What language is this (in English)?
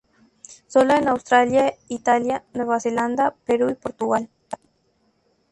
Spanish